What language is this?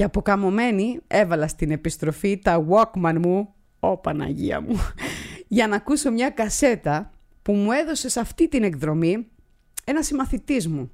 Greek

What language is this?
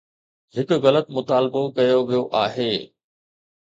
Sindhi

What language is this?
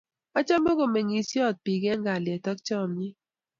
Kalenjin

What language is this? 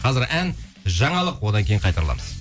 Kazakh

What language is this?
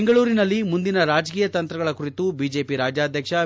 Kannada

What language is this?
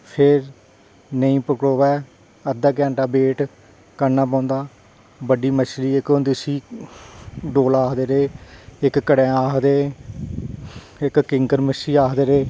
Dogri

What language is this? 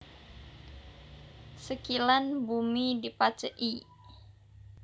Javanese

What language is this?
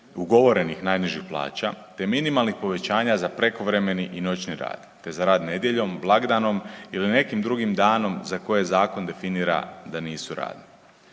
Croatian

